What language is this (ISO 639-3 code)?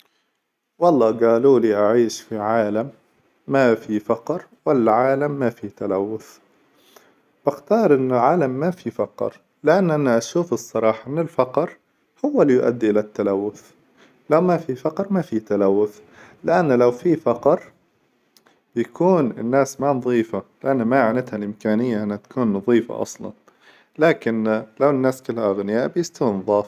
acw